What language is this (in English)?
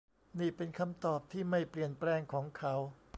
Thai